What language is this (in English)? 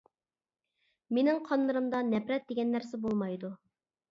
Uyghur